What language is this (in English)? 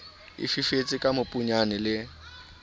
Southern Sotho